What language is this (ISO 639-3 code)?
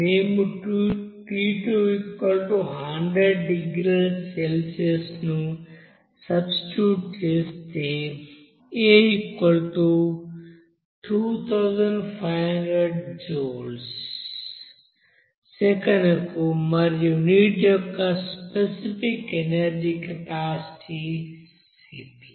tel